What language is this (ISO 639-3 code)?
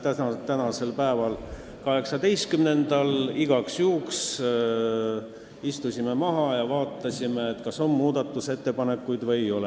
est